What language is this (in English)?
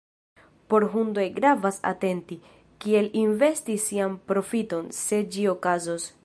Esperanto